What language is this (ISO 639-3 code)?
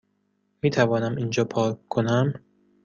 fas